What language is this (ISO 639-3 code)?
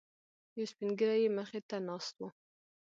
pus